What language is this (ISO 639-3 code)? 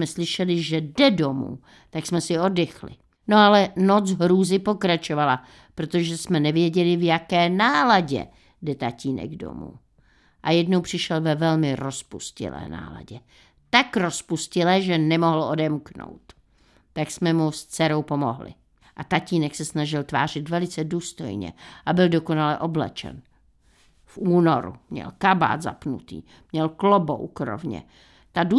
ces